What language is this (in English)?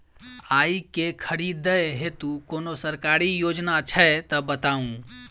Maithili